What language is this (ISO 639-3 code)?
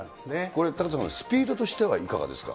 jpn